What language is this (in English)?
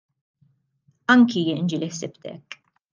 Maltese